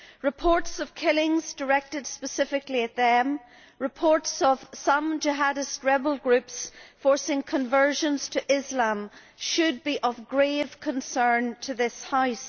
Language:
English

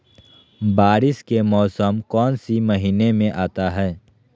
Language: Magahi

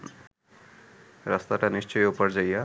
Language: Bangla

